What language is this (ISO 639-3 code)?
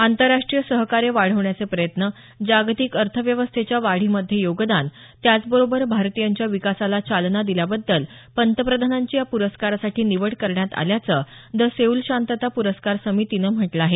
mar